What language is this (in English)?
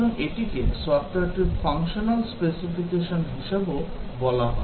Bangla